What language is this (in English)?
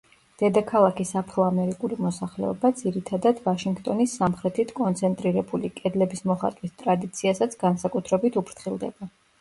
Georgian